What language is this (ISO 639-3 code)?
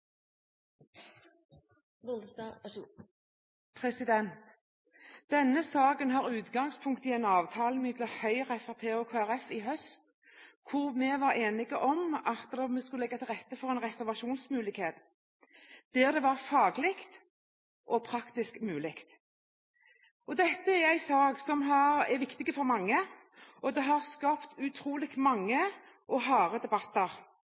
nob